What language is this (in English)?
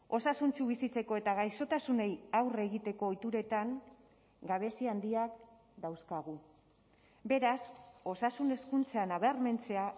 Basque